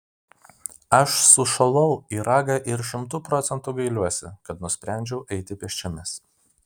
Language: Lithuanian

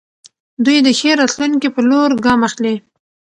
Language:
Pashto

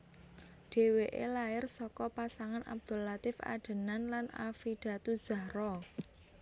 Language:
Javanese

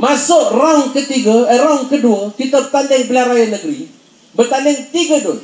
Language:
Malay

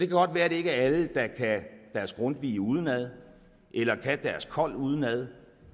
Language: Danish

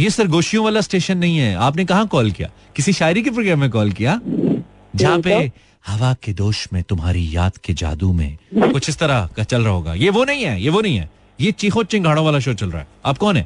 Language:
Hindi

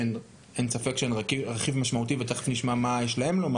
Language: Hebrew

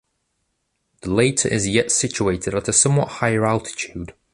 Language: English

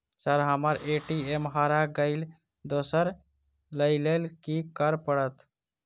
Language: Maithili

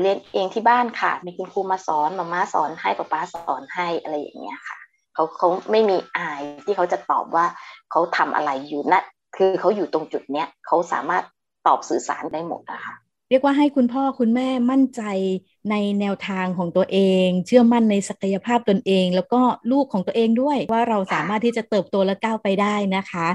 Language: Thai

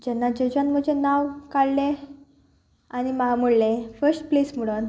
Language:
Konkani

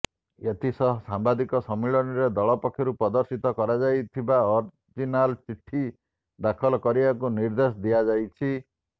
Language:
Odia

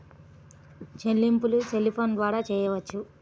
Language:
Telugu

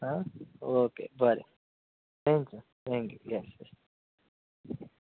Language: Konkani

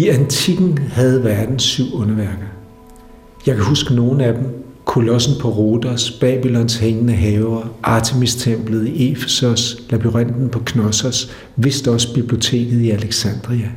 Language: Danish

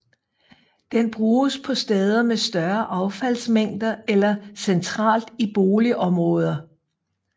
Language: Danish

